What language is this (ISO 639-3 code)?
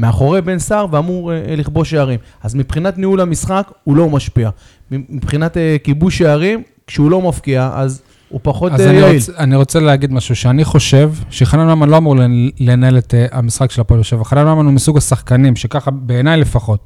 heb